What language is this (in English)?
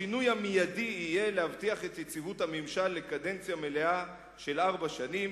Hebrew